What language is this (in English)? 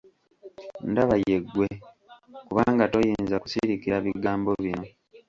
Ganda